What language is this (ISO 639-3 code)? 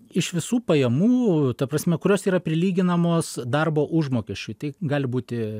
lit